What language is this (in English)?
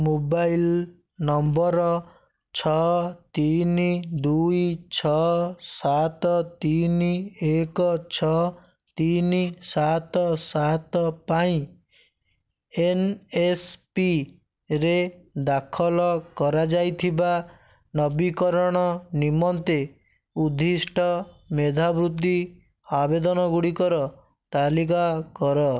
Odia